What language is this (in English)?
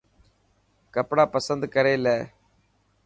Dhatki